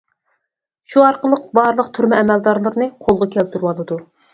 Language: Uyghur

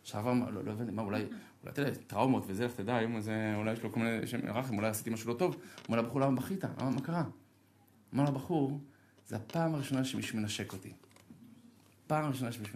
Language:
Hebrew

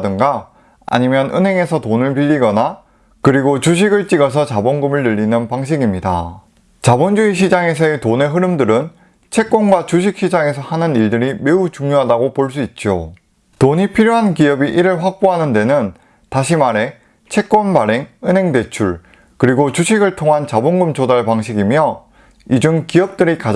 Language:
Korean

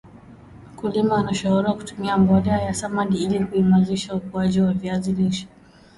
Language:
Swahili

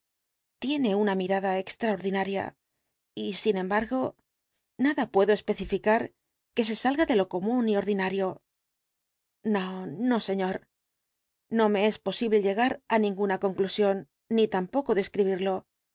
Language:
Spanish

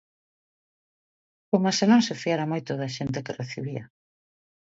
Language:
Galician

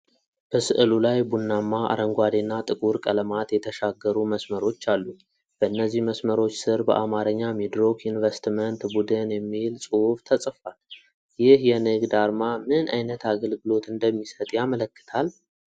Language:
Amharic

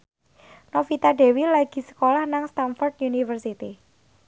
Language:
Javanese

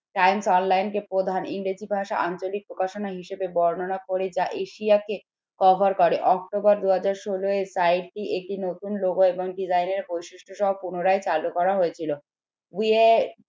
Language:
Bangla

